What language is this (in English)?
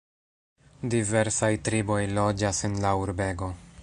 Esperanto